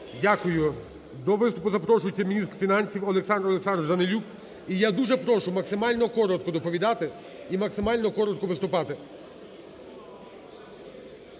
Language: Ukrainian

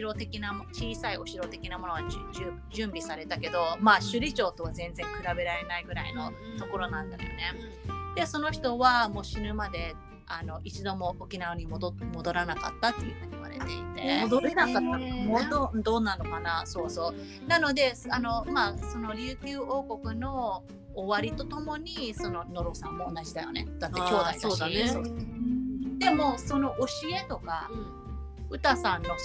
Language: Japanese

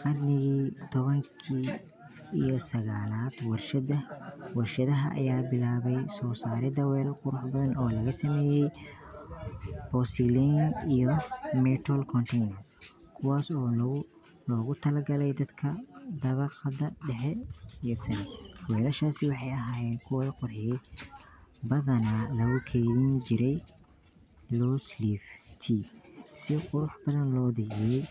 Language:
Somali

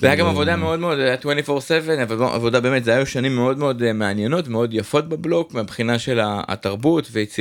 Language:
Hebrew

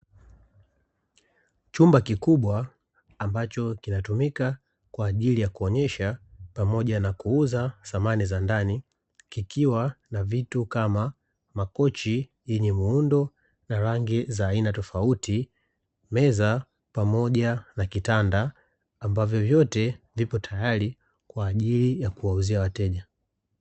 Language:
Swahili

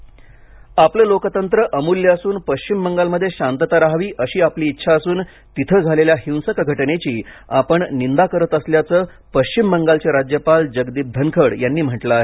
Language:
Marathi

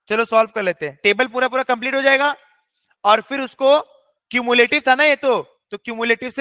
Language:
Hindi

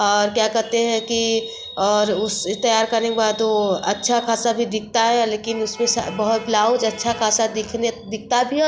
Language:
Hindi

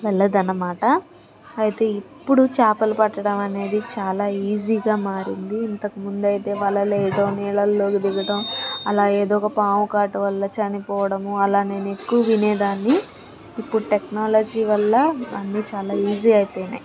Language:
Telugu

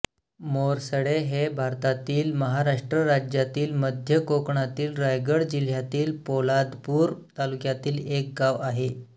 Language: Marathi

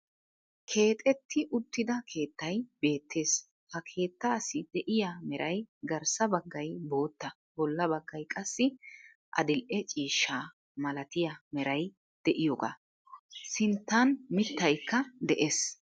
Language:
Wolaytta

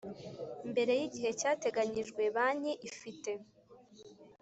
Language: Kinyarwanda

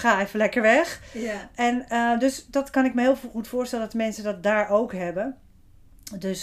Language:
Dutch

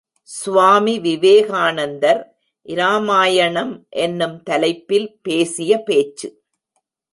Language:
Tamil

